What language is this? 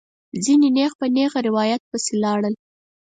Pashto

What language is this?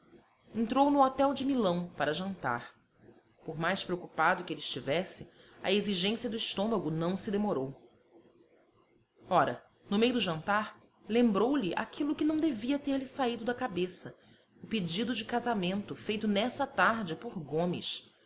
Portuguese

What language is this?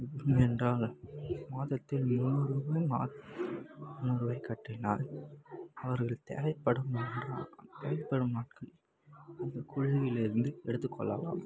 Tamil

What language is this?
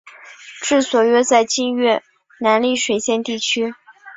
Chinese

